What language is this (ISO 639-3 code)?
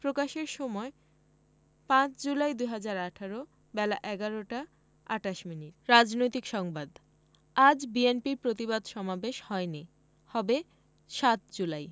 ben